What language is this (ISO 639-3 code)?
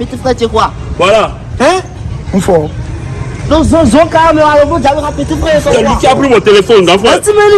fra